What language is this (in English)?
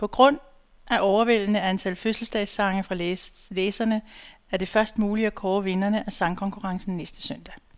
Danish